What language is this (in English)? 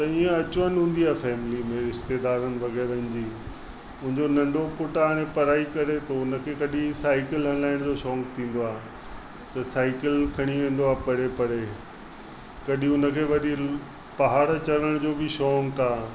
Sindhi